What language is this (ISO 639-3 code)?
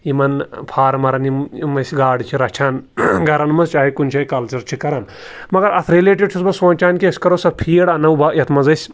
kas